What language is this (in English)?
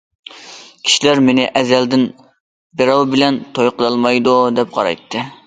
Uyghur